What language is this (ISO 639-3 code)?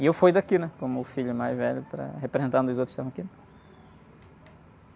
por